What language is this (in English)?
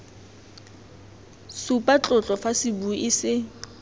Tswana